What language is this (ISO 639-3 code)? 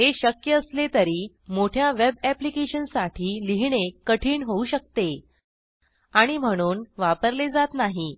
mar